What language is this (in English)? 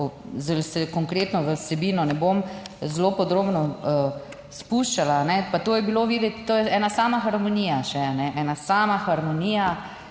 Slovenian